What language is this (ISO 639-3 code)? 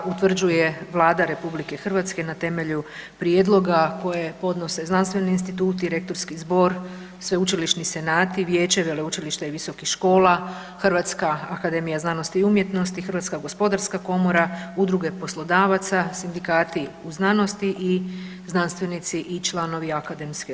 hrv